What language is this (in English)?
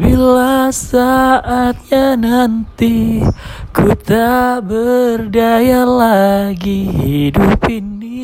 Indonesian